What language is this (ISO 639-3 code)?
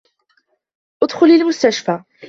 ara